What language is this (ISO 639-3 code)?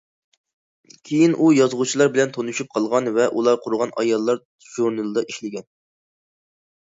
uig